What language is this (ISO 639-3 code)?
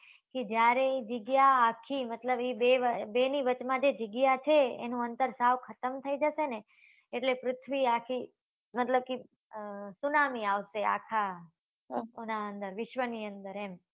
guj